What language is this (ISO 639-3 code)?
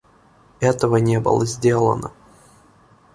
rus